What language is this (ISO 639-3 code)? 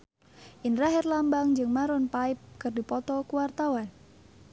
sun